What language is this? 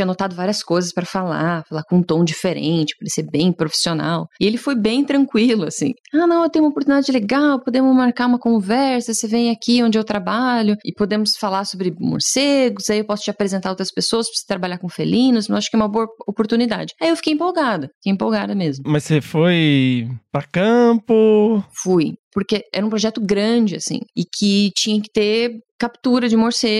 Portuguese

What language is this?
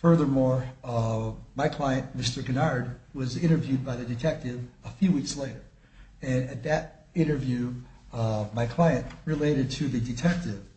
English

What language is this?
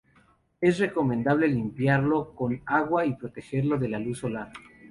Spanish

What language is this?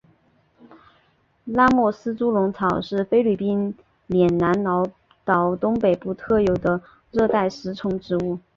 Chinese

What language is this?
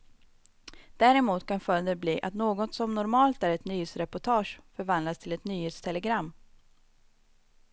Swedish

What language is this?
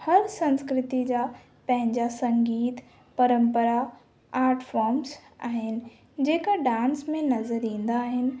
Sindhi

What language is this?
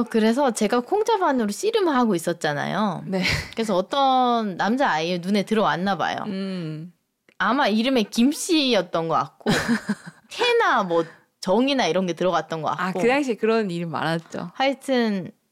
Korean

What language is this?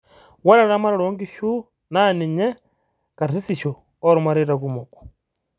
Masai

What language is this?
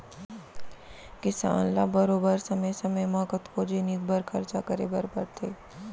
Chhattisgarhi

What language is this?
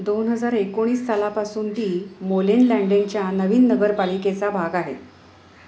Marathi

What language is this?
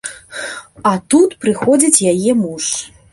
Belarusian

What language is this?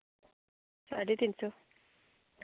Dogri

